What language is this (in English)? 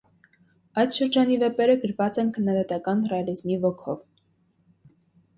Armenian